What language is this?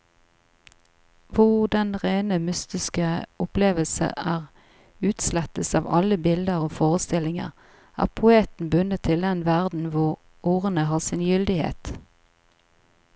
Norwegian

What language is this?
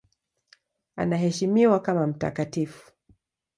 Swahili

